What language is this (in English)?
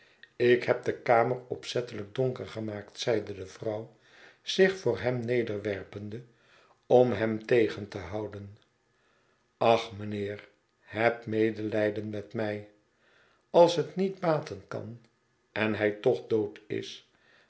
Dutch